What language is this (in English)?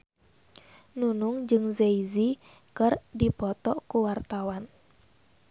Sundanese